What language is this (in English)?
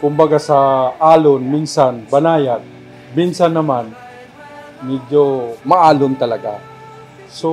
Filipino